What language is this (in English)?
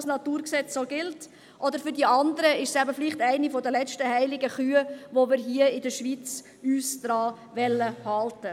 Swiss German